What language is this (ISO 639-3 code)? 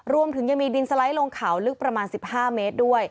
tha